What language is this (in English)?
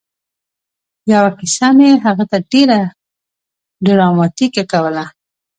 Pashto